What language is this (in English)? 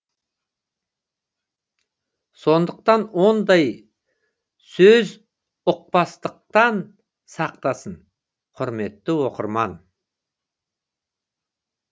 Kazakh